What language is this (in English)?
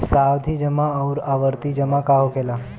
Bhojpuri